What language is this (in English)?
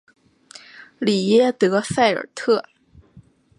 Chinese